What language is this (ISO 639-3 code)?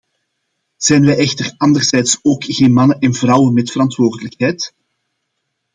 nld